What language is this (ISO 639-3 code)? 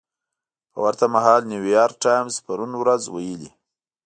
pus